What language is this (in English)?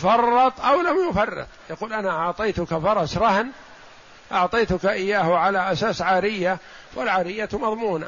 Arabic